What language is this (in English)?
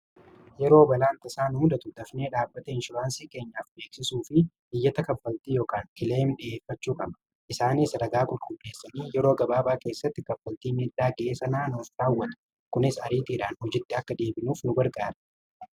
Oromo